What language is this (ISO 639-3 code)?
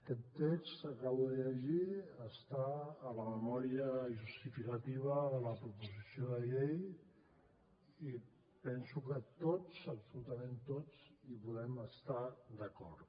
cat